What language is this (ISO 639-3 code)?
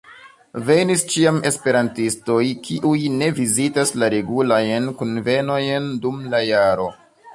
epo